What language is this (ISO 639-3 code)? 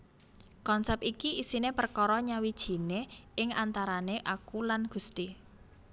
jav